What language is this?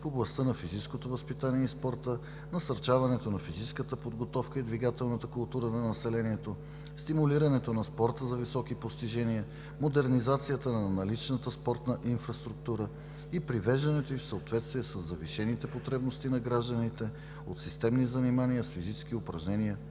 Bulgarian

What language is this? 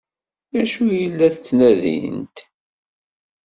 Kabyle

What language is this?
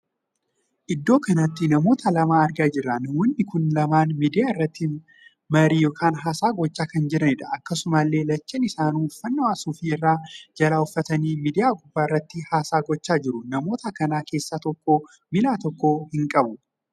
Oromo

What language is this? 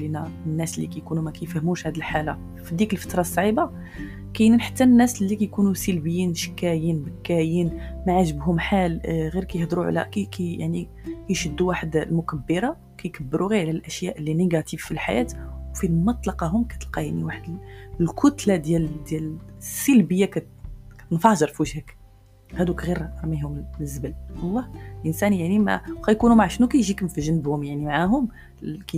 Arabic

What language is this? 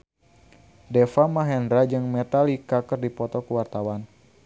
Sundanese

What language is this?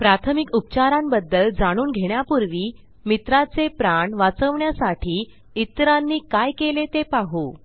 Marathi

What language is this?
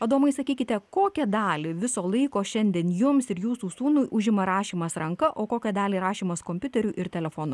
Lithuanian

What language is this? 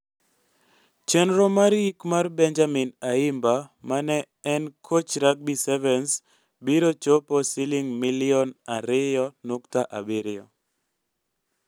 Luo (Kenya and Tanzania)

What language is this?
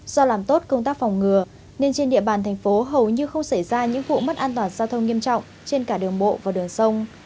Vietnamese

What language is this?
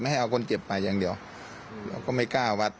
Thai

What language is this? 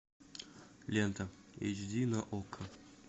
Russian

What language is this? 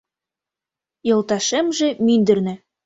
Mari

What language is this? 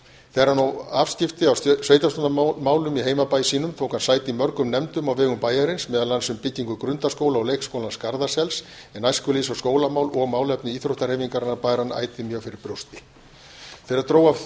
Icelandic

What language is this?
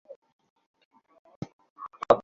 Bangla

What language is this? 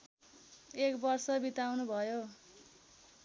Nepali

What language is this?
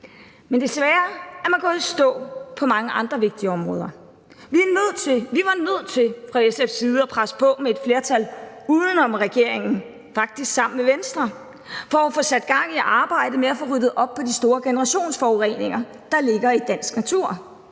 Danish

